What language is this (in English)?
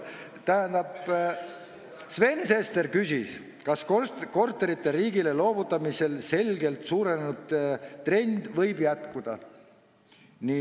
Estonian